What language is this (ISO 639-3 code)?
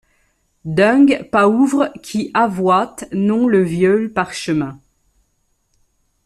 fra